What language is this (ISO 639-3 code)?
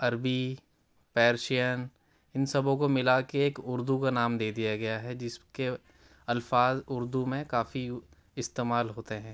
urd